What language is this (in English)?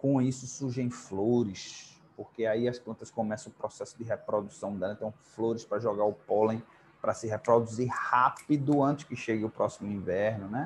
Portuguese